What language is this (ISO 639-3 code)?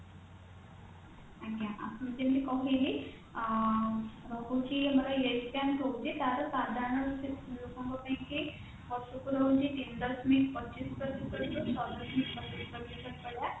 ori